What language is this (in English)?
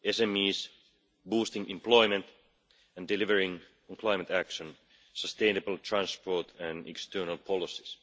English